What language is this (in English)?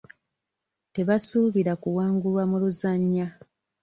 Ganda